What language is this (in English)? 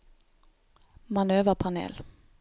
Norwegian